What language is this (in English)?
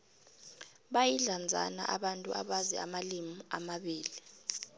South Ndebele